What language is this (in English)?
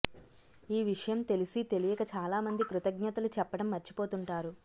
Telugu